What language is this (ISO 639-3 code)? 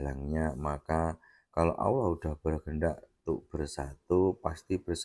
ind